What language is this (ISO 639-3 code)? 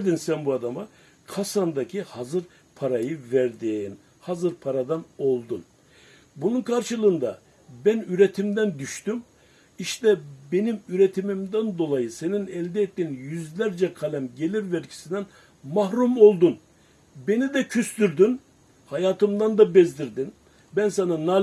tur